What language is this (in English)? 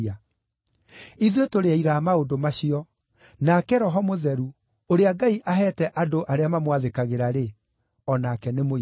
Kikuyu